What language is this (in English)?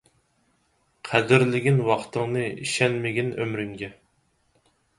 Uyghur